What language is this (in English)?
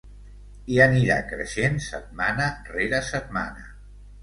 Catalan